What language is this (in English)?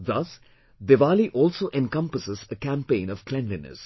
English